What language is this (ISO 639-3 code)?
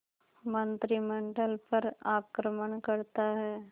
hin